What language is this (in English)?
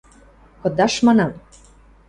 Western Mari